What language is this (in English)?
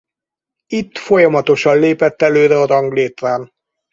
Hungarian